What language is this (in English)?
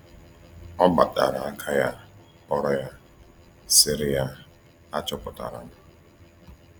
Igbo